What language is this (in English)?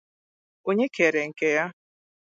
Igbo